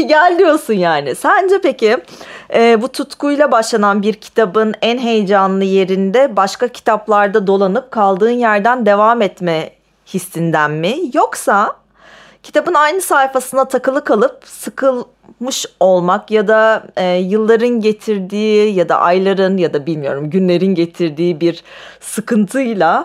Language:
Turkish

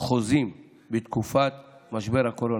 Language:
Hebrew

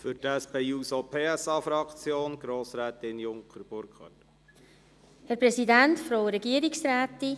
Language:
Swiss German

